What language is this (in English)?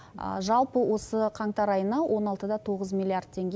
Kazakh